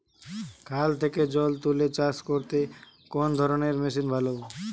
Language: Bangla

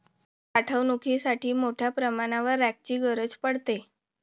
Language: Marathi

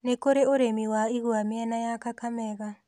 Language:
Kikuyu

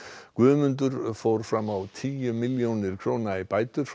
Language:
Icelandic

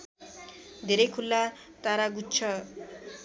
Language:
Nepali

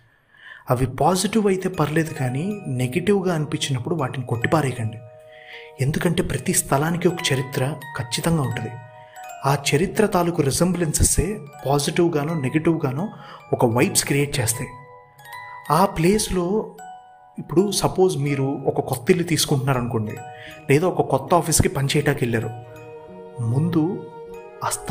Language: Telugu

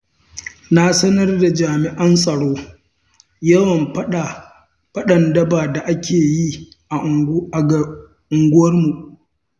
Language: Hausa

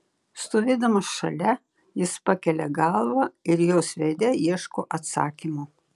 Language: Lithuanian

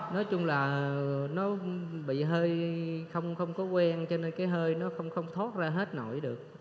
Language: Vietnamese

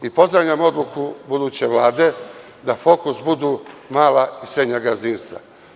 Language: Serbian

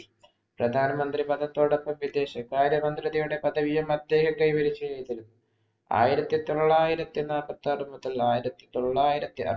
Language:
Malayalam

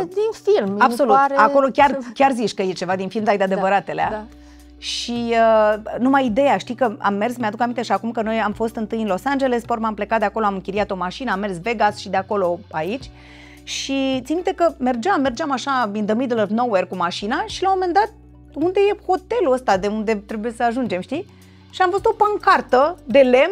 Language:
Romanian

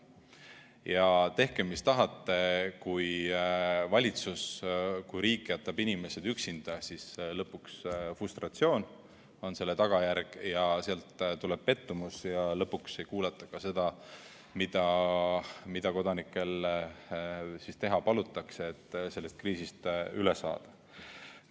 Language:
Estonian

